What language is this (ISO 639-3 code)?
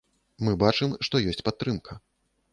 bel